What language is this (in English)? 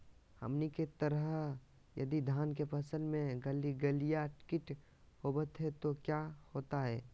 Magahi